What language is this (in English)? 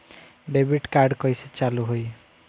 Bhojpuri